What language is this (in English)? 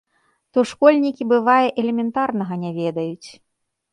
Belarusian